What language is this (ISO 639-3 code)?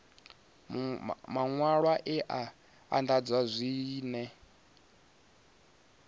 ven